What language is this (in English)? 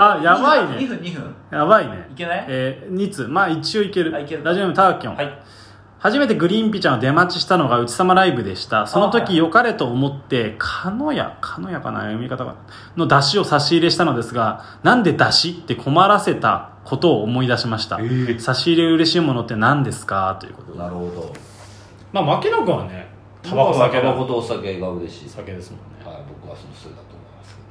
Japanese